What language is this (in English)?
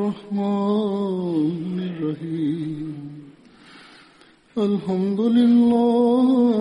Swahili